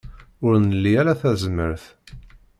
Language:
Kabyle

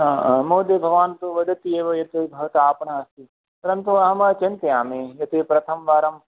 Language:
Sanskrit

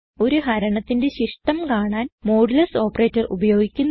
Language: Malayalam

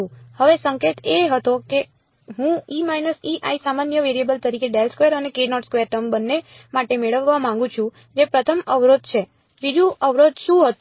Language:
Gujarati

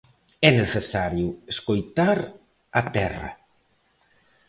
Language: Galician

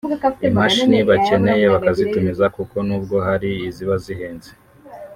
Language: Kinyarwanda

